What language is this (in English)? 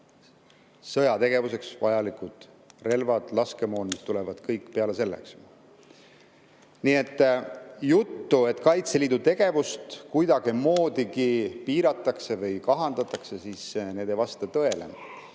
Estonian